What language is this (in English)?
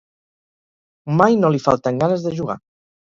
Catalan